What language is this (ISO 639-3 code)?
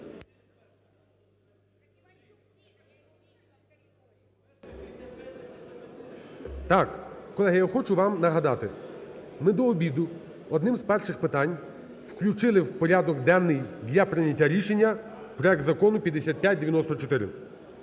ukr